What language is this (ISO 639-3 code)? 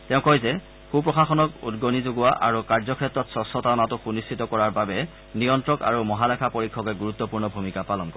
asm